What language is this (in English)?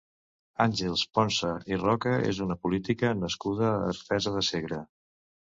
Catalan